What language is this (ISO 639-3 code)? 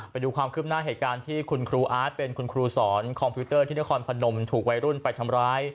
tha